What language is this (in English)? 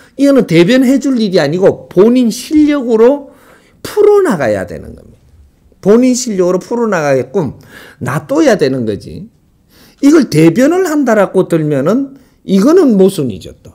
Korean